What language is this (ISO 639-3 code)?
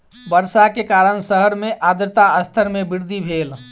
mai